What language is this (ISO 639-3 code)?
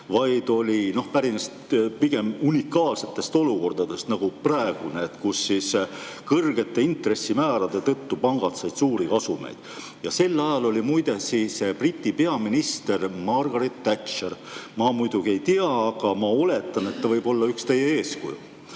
est